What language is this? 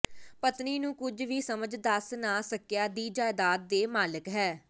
Punjabi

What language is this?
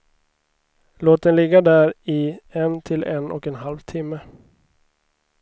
Swedish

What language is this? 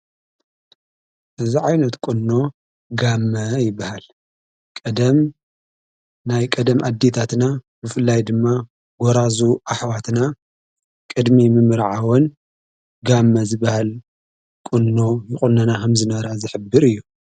Tigrinya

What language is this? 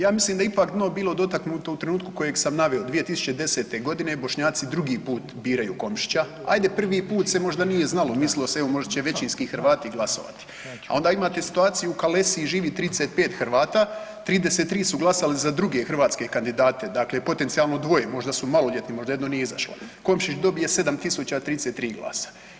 Croatian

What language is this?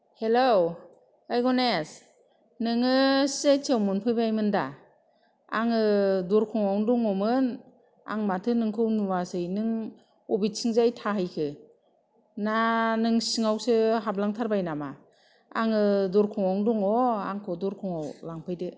Bodo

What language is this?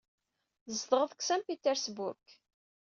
Kabyle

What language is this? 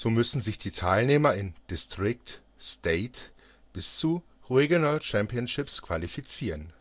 German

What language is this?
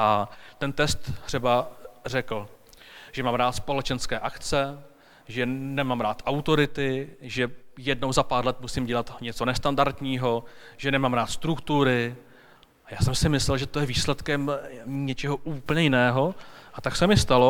Czech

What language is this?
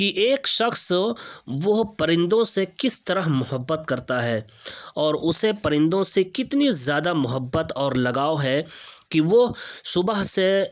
Urdu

